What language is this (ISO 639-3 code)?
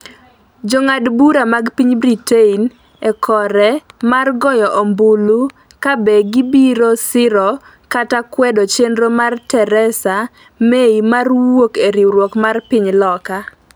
luo